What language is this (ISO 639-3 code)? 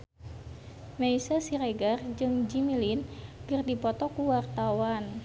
sun